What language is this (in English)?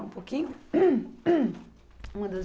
Portuguese